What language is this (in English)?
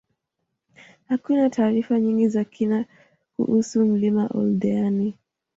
Swahili